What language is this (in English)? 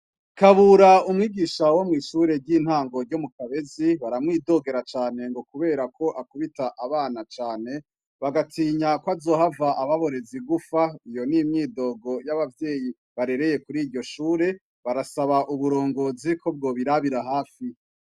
Rundi